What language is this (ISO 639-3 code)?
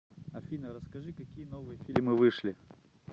rus